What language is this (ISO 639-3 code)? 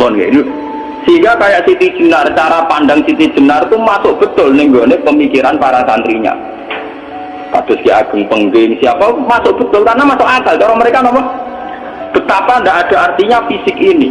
ind